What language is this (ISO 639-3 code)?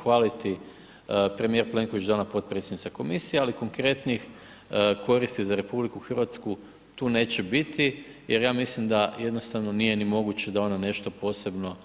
hrv